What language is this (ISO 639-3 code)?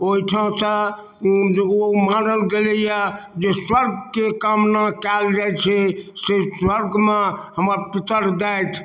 mai